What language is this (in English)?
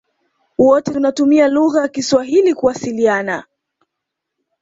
Swahili